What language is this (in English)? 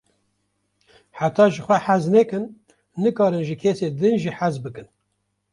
Kurdish